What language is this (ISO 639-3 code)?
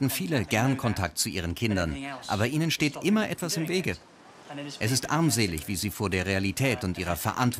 deu